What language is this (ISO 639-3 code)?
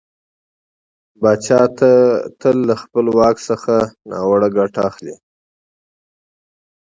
pus